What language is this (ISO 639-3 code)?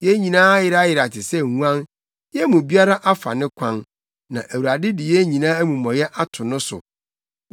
aka